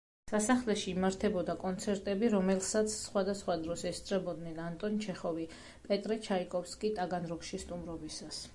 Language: Georgian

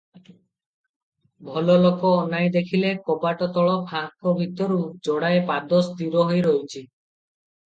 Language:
Odia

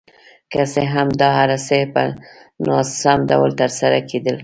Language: Pashto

